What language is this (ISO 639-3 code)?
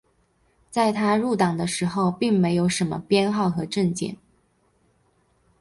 zho